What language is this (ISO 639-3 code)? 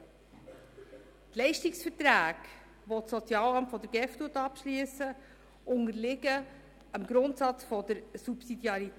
gsw